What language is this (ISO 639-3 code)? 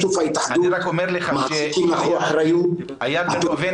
heb